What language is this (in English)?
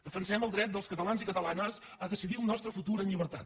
Catalan